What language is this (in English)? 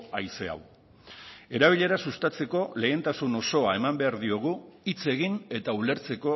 Basque